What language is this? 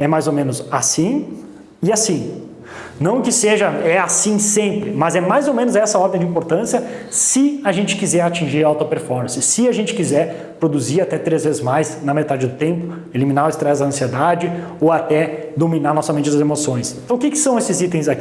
Portuguese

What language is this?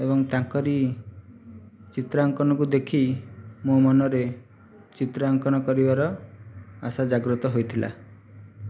Odia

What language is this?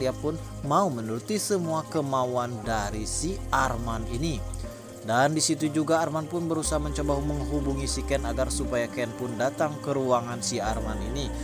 Indonesian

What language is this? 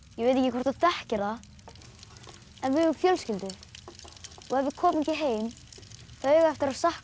Icelandic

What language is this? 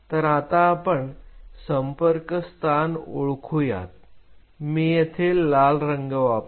Marathi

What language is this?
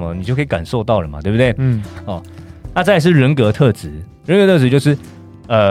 Chinese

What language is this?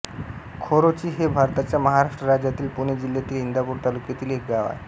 Marathi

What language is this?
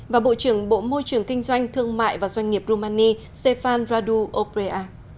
Vietnamese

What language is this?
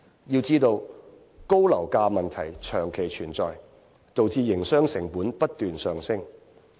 Cantonese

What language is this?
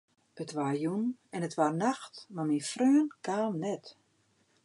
Western Frisian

